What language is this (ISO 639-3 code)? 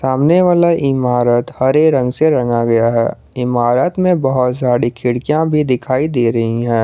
hin